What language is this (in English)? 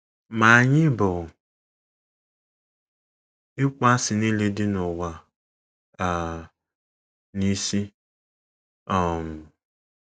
Igbo